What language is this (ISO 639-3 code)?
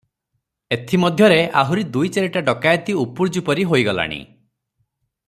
ori